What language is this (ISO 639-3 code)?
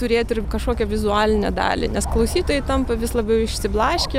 lit